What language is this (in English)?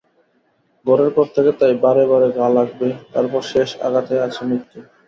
Bangla